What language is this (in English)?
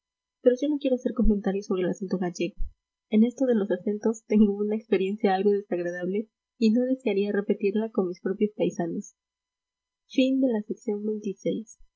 Spanish